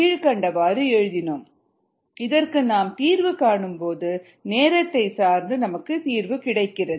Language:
Tamil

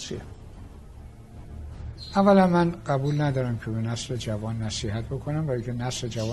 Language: Persian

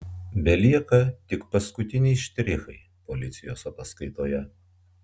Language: Lithuanian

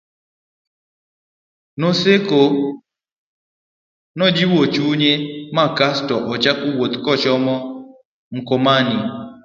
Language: Luo (Kenya and Tanzania)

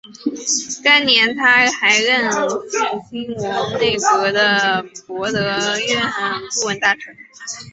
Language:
Chinese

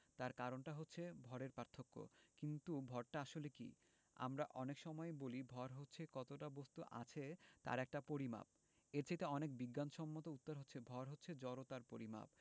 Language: Bangla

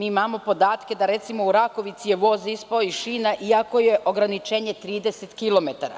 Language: Serbian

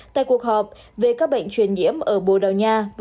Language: Vietnamese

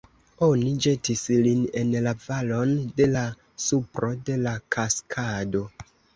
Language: Esperanto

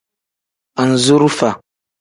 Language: Tem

